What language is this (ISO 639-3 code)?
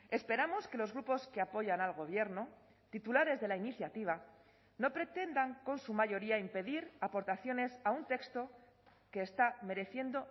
spa